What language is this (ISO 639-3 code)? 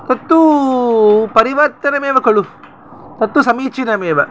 san